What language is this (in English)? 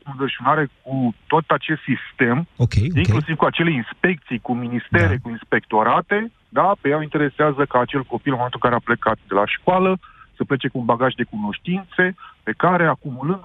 Romanian